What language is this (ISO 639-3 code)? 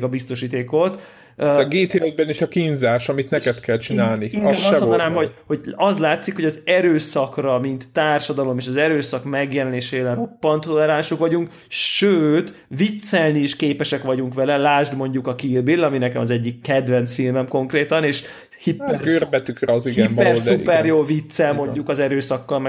hun